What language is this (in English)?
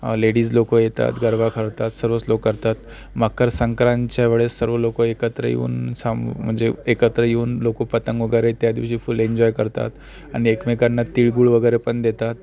Marathi